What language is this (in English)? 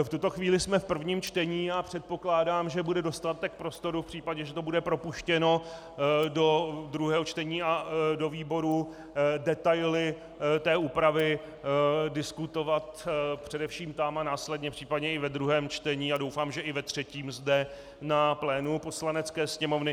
Czech